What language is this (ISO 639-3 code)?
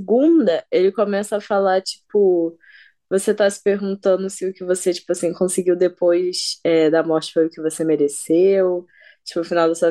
por